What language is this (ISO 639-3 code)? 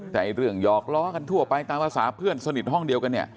tha